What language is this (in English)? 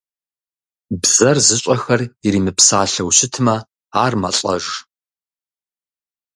Kabardian